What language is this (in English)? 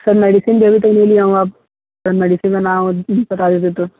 Hindi